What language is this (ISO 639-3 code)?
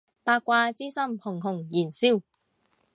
yue